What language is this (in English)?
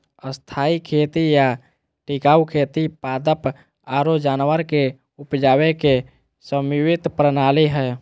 Magahi